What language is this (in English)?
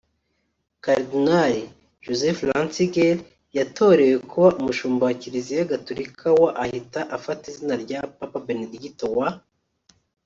Kinyarwanda